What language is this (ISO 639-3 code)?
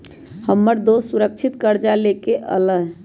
mag